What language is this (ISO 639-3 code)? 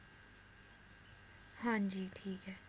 pan